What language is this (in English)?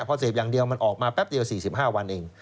Thai